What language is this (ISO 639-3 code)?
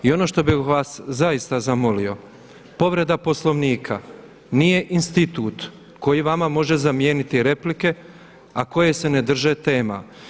hrv